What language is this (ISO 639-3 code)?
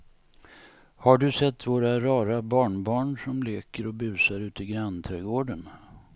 swe